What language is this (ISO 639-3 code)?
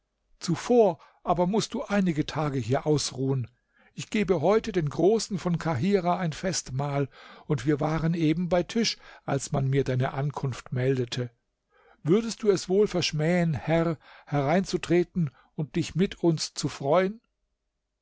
deu